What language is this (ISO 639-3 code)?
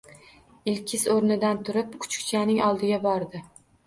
uzb